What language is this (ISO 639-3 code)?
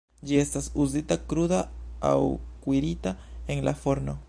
epo